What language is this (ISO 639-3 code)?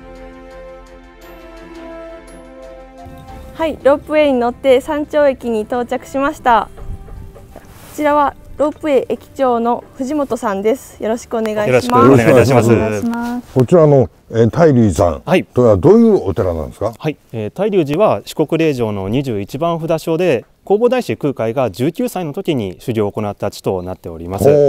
jpn